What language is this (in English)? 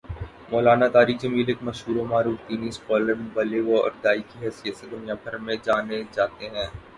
Urdu